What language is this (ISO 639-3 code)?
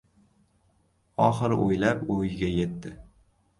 uzb